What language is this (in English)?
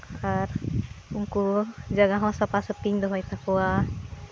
Santali